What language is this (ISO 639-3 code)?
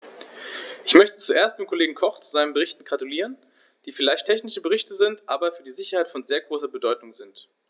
deu